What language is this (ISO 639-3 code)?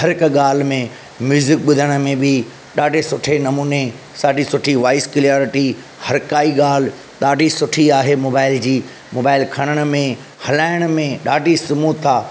snd